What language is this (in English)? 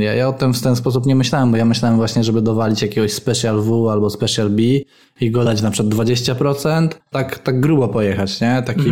Polish